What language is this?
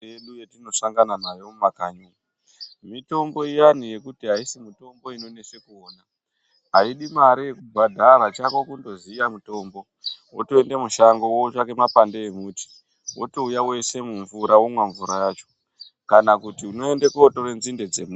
Ndau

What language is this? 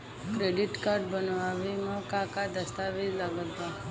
Bhojpuri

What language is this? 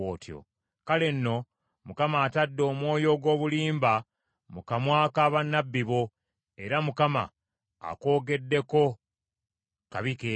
Ganda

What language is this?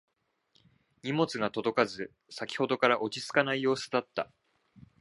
Japanese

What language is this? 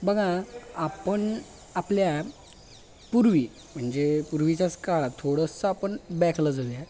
Marathi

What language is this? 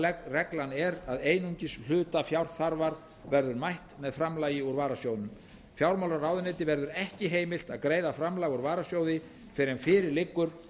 Icelandic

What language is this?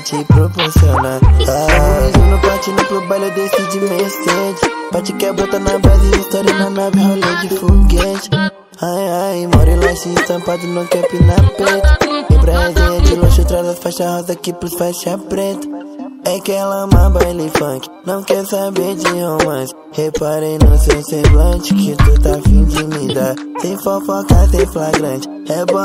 Portuguese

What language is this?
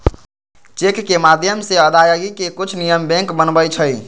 Magahi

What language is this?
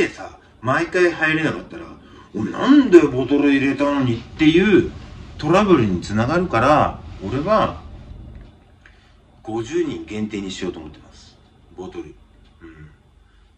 Japanese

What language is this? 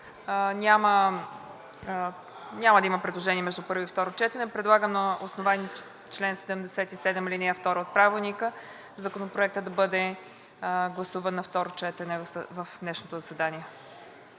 Bulgarian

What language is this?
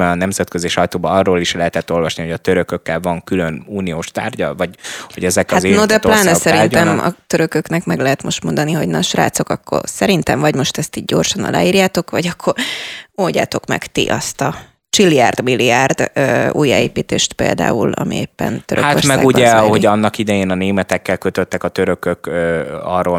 Hungarian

